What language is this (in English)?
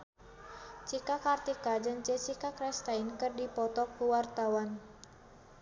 Sundanese